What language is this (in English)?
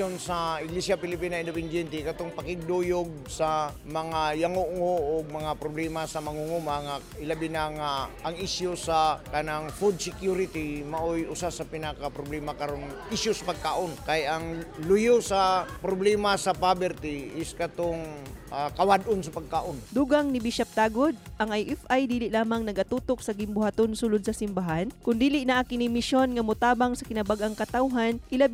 Filipino